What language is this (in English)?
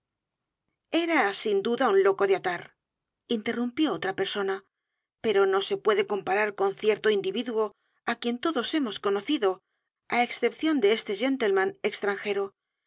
Spanish